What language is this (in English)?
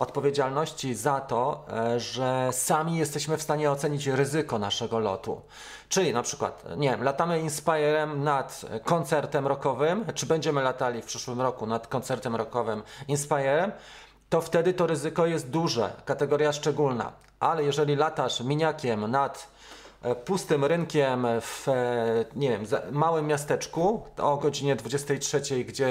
Polish